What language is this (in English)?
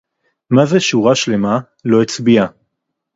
Hebrew